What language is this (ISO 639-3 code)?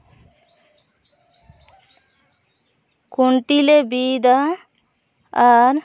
sat